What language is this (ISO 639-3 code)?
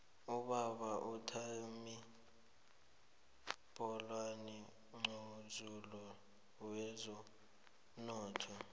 nbl